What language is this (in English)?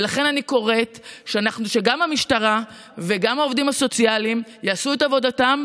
Hebrew